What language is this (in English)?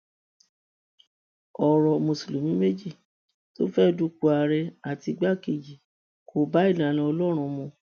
Yoruba